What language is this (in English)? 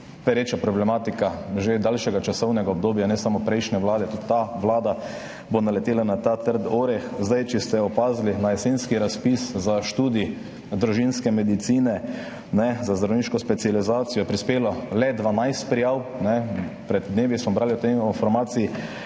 Slovenian